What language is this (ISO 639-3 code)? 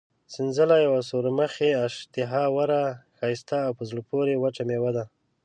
pus